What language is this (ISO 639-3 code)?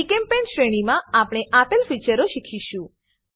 guj